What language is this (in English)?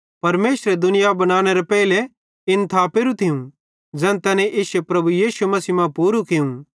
Bhadrawahi